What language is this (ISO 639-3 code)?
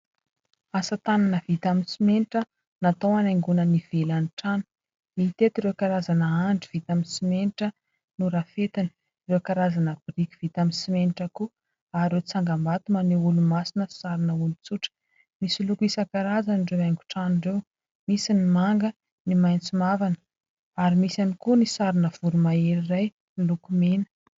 mlg